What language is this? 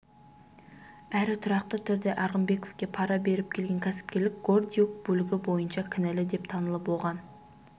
Kazakh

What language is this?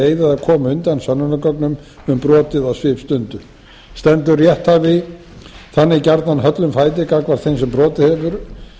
Icelandic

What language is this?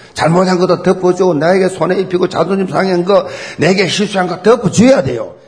Korean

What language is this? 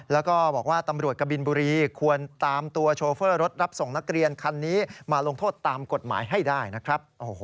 Thai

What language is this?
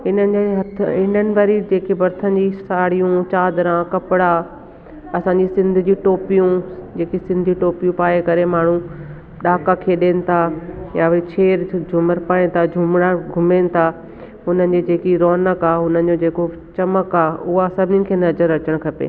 Sindhi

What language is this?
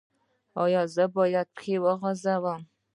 Pashto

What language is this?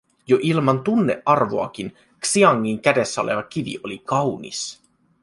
Finnish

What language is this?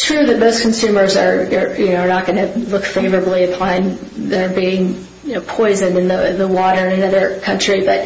English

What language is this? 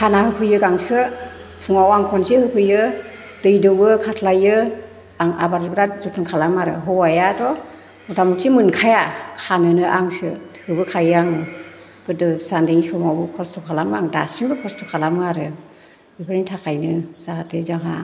Bodo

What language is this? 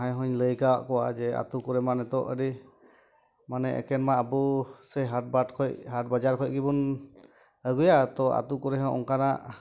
Santali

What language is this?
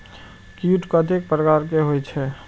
Maithili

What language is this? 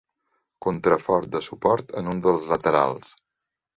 Catalan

